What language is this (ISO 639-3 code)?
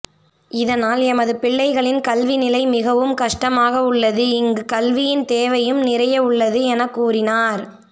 tam